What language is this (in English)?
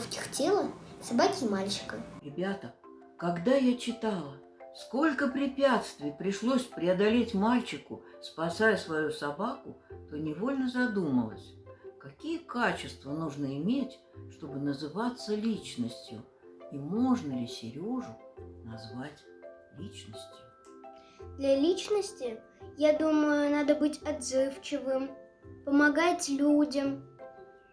Russian